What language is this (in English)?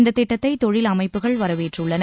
Tamil